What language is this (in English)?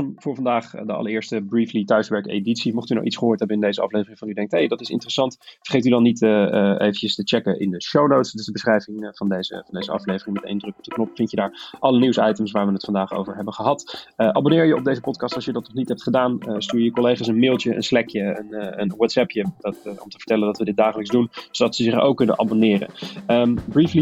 Dutch